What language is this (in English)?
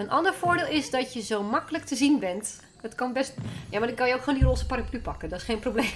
Dutch